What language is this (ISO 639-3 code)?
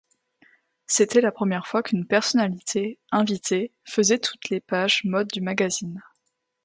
fra